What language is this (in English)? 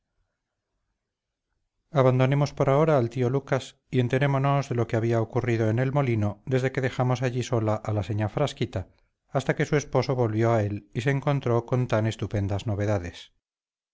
Spanish